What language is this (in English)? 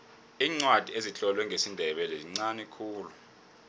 South Ndebele